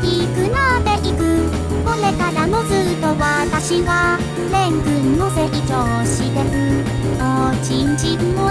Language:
Japanese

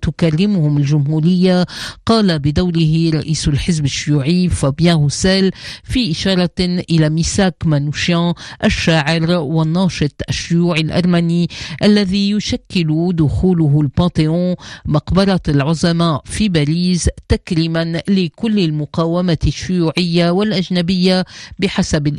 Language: Arabic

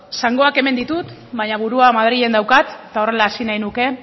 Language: Basque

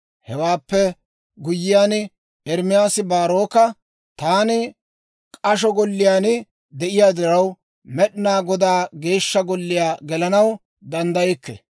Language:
Dawro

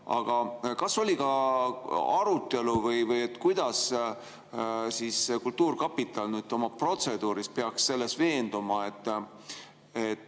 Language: Estonian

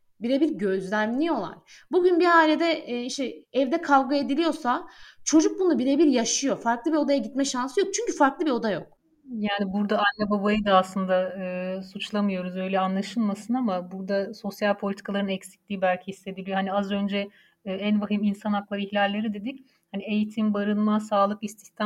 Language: Turkish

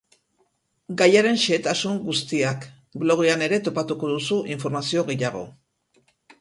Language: Basque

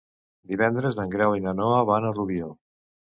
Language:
Catalan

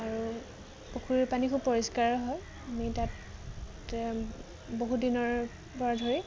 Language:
Assamese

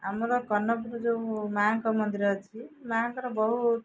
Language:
Odia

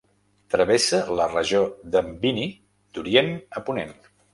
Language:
Catalan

